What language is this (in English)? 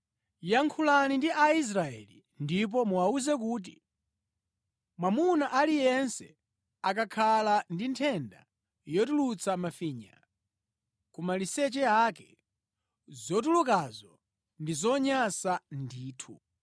Nyanja